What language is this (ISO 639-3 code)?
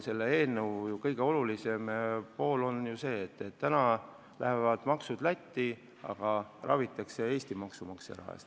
est